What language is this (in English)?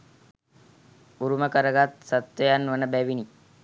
Sinhala